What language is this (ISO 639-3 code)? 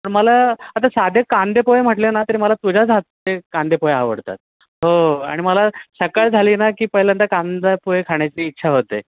mar